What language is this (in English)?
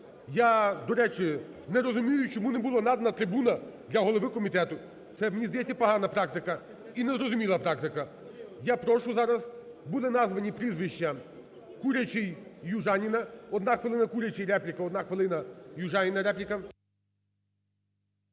Ukrainian